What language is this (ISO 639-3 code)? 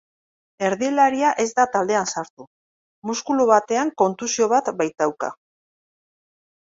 eus